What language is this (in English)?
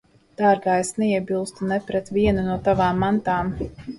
Latvian